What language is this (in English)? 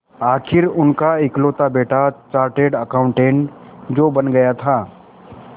Hindi